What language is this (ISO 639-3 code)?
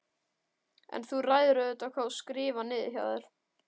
isl